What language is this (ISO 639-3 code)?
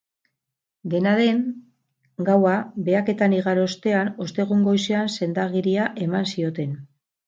eus